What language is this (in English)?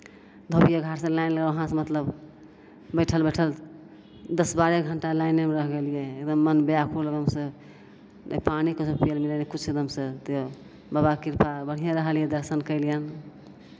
Maithili